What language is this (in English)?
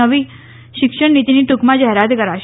Gujarati